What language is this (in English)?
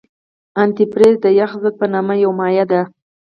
Pashto